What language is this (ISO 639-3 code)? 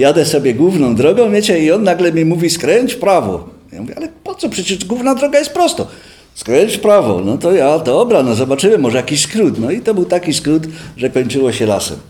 pol